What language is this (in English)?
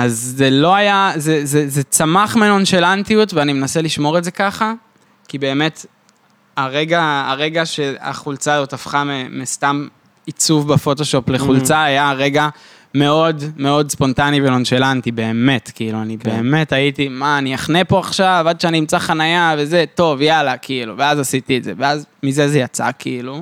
Hebrew